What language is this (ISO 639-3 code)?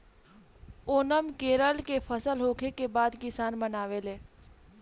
bho